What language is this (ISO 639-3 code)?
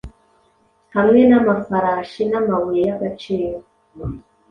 kin